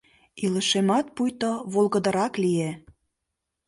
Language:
Mari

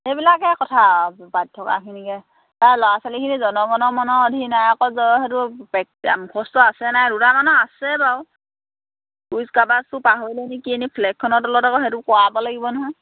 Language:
Assamese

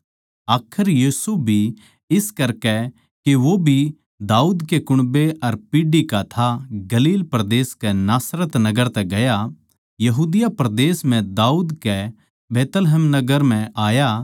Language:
Haryanvi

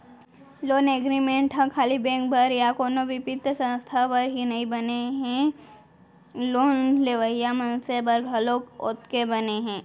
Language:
Chhattisgarhi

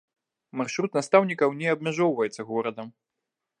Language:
Belarusian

